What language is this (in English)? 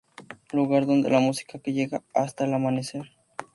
Spanish